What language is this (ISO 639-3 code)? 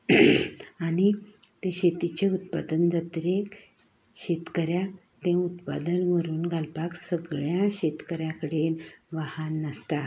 kok